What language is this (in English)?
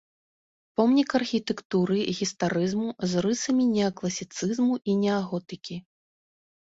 Belarusian